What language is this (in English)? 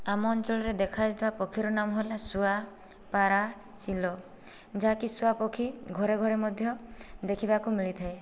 Odia